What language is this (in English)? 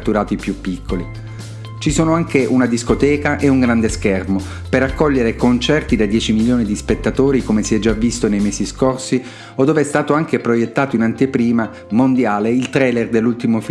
Italian